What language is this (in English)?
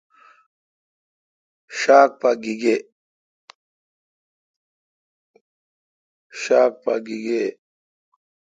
Kalkoti